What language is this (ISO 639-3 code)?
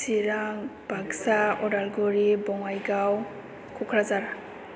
brx